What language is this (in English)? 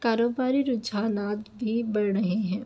Urdu